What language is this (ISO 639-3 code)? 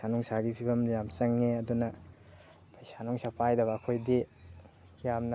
mni